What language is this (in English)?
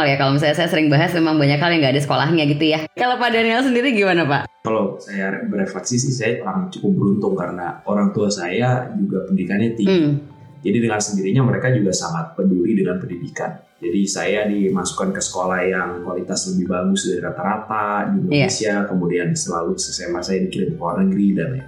Indonesian